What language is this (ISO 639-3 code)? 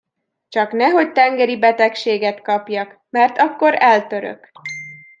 hun